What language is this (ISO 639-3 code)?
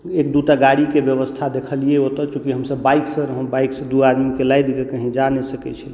mai